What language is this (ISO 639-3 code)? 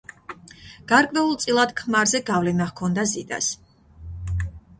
kat